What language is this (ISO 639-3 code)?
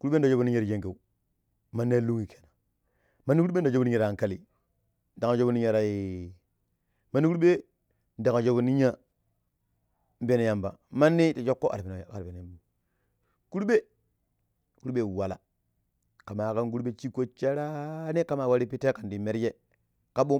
pip